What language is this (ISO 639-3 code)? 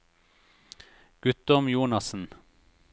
nor